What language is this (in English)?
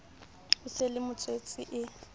Southern Sotho